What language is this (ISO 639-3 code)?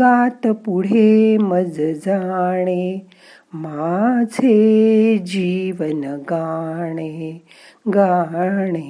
mar